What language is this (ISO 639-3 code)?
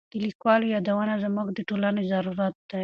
pus